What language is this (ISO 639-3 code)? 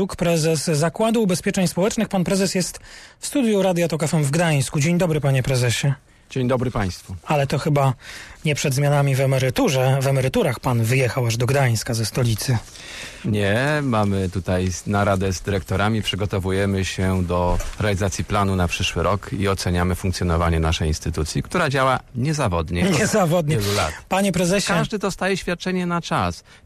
pol